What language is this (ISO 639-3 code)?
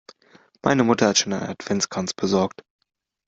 deu